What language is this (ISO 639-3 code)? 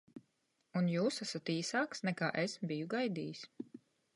lav